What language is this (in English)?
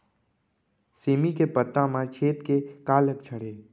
Chhattisgarhi